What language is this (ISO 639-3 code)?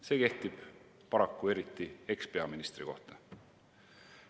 est